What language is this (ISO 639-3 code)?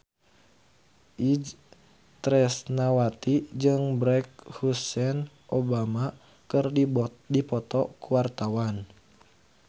sun